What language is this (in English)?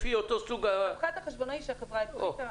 Hebrew